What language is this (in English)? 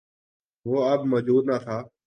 Urdu